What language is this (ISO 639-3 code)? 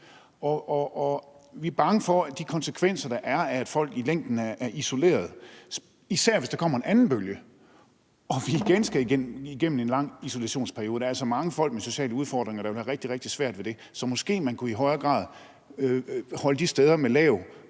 dan